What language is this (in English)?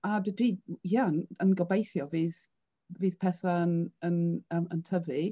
Welsh